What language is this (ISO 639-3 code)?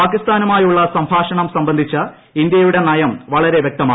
mal